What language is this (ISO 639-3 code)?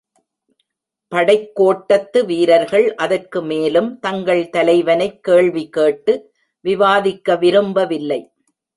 tam